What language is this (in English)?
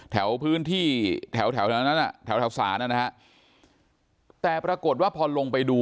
Thai